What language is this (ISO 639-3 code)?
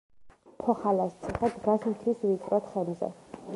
kat